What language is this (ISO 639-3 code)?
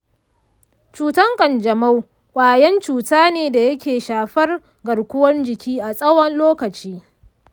hau